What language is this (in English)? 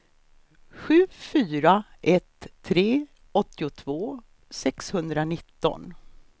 Swedish